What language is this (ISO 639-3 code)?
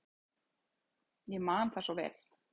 isl